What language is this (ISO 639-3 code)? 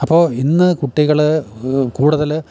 mal